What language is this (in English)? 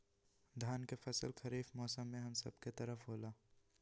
Magahi